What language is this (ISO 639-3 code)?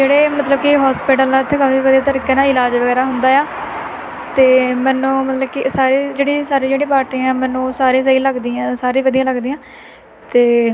pan